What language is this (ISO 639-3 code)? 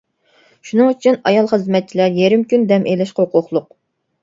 uig